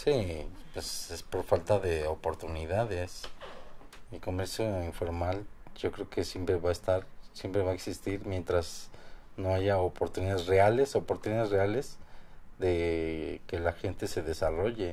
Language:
Spanish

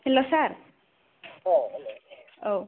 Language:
Bodo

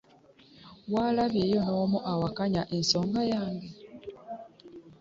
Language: Ganda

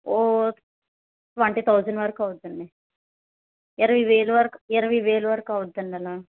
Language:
Telugu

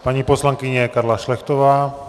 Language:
Czech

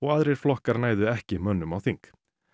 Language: Icelandic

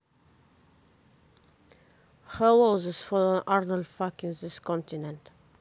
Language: Russian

